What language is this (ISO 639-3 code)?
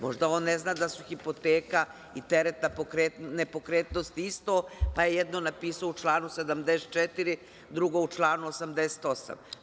srp